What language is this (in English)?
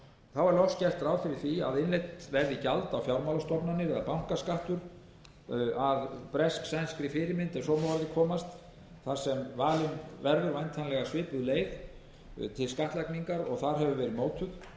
Icelandic